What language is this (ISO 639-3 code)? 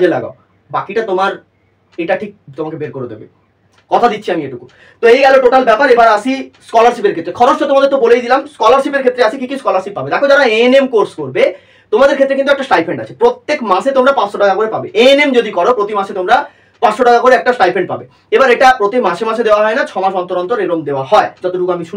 ben